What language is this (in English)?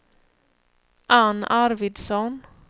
Swedish